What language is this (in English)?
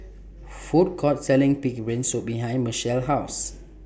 English